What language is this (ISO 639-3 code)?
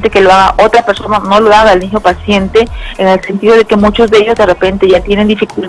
spa